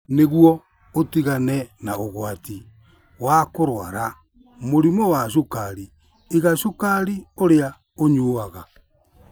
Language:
Kikuyu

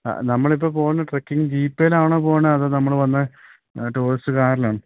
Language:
Malayalam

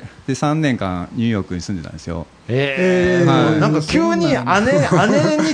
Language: Japanese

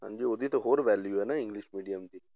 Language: Punjabi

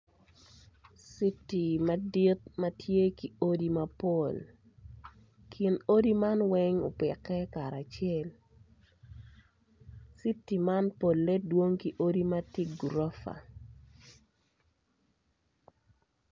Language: Acoli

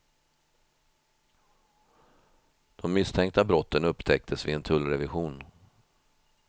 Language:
Swedish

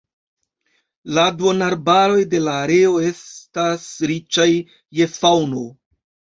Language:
Esperanto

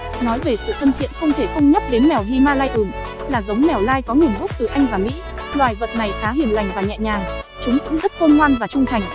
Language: Vietnamese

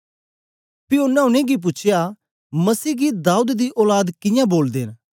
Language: Dogri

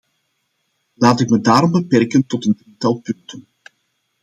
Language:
Dutch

